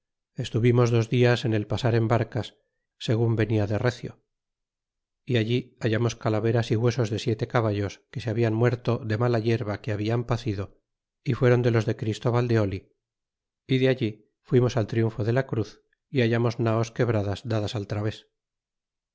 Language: Spanish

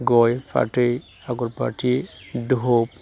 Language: Bodo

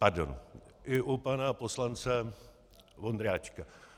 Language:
Czech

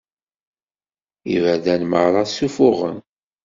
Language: Kabyle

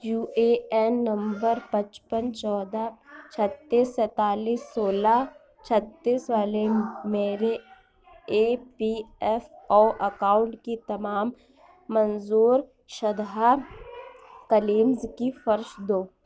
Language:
Urdu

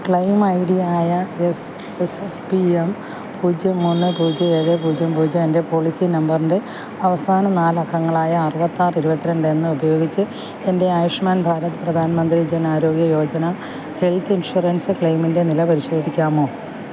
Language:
Malayalam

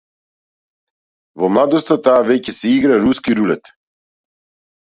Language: Macedonian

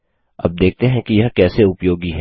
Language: Hindi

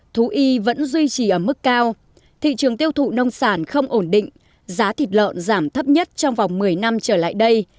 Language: Vietnamese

